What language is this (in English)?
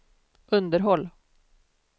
Swedish